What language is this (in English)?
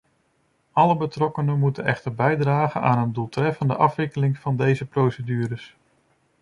Dutch